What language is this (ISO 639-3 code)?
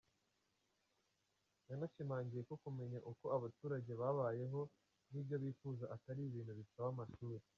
kin